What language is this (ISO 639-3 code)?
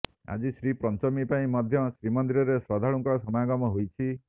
ori